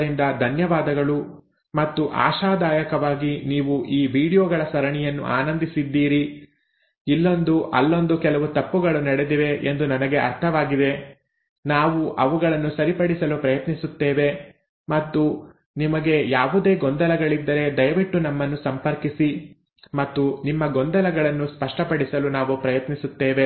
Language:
Kannada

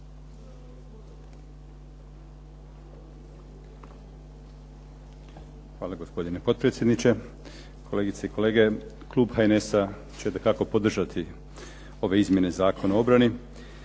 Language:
Croatian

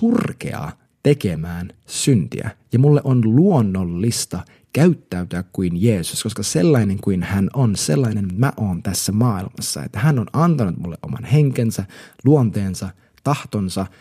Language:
Finnish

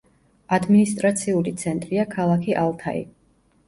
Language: Georgian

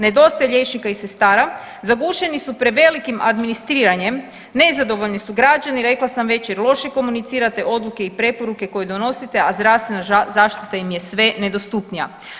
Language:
Croatian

